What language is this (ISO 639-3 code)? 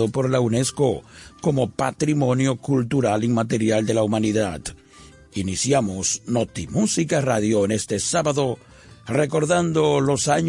spa